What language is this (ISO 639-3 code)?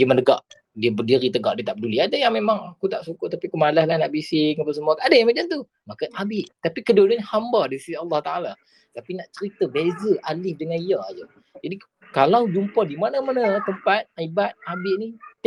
msa